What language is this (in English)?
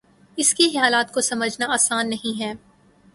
Urdu